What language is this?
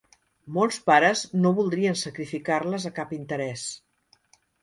Catalan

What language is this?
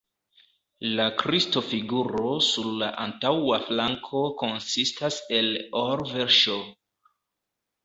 Esperanto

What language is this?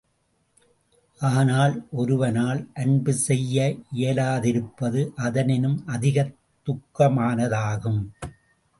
Tamil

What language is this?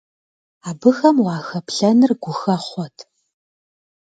Kabardian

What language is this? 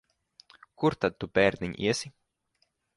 Latvian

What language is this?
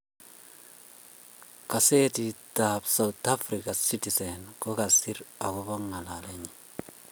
Kalenjin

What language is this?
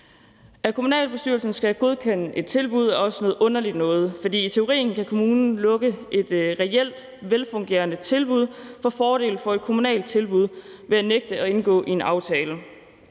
Danish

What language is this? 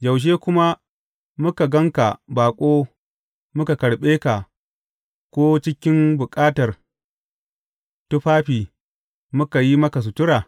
Hausa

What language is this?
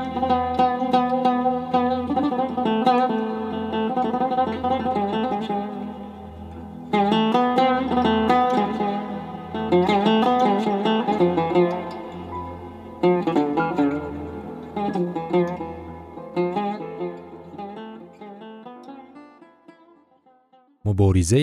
Persian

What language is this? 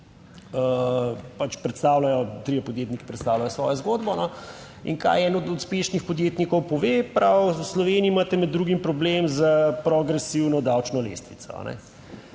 Slovenian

